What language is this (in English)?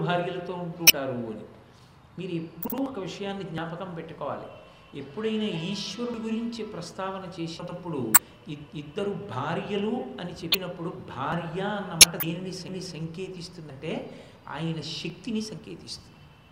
Telugu